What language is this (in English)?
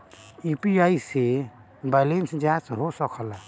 Bhojpuri